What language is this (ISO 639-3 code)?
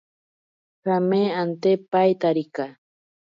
prq